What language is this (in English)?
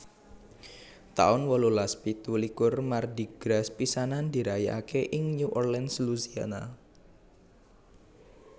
Javanese